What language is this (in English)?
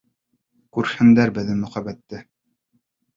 Bashkir